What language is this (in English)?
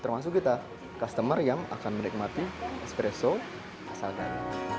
Indonesian